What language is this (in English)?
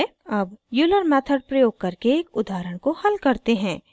Hindi